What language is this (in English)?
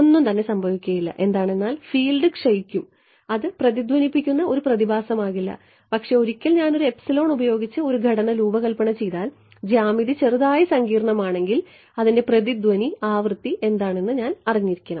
Malayalam